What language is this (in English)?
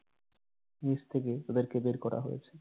Bangla